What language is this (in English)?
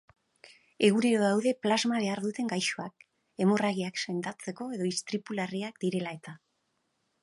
Basque